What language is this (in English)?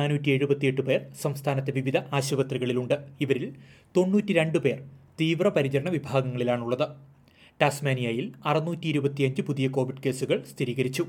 Malayalam